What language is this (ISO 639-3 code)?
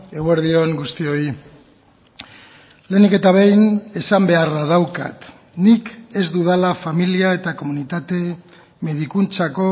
eus